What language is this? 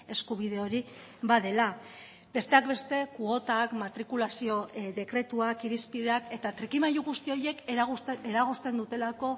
Basque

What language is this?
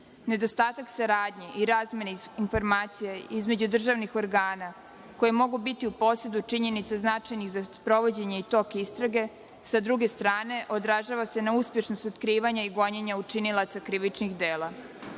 Serbian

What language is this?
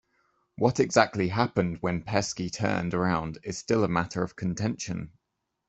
English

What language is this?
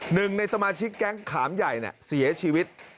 Thai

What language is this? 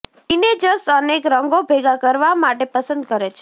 Gujarati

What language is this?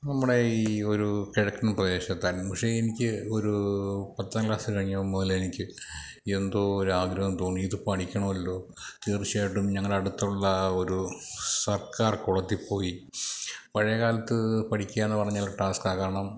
Malayalam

